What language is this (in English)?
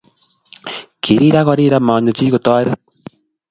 Kalenjin